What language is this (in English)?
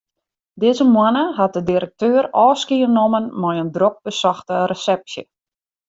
Western Frisian